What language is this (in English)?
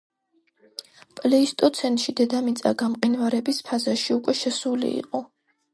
Georgian